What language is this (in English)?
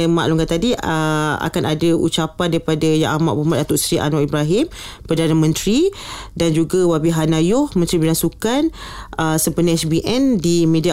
Malay